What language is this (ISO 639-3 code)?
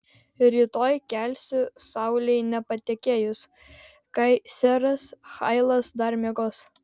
lit